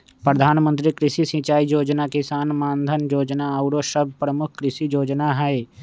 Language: Magahi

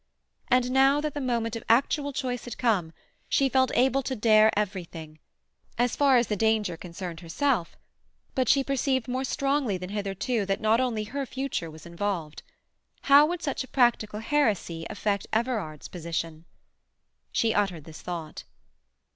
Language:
English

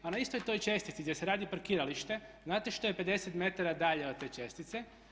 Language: Croatian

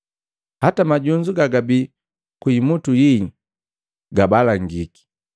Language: Matengo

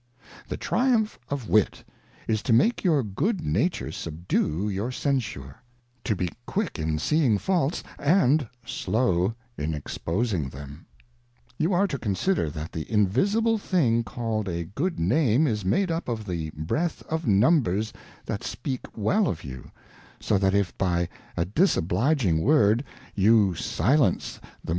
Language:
English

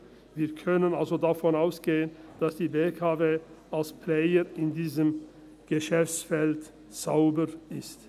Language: Swiss German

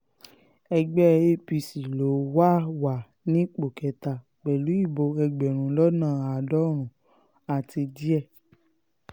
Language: Yoruba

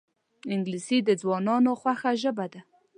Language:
Pashto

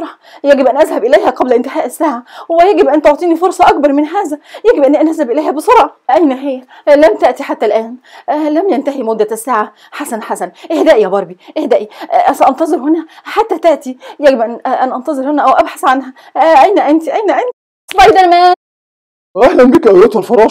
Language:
Arabic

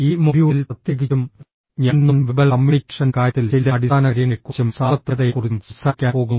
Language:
Malayalam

